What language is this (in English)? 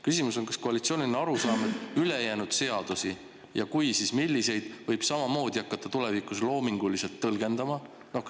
Estonian